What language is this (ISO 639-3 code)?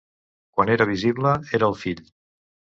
cat